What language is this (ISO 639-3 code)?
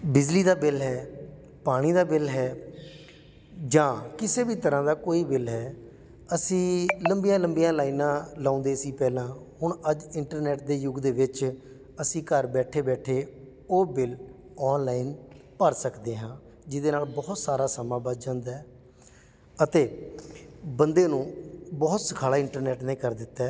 pan